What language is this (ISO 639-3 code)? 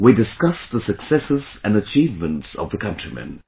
eng